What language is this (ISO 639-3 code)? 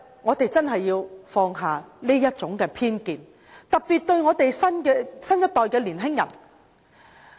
yue